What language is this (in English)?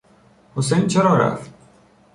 Persian